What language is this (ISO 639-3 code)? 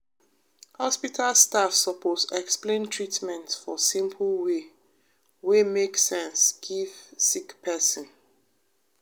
pcm